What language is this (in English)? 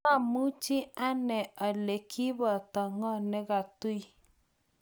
Kalenjin